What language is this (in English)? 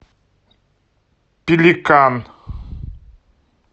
Russian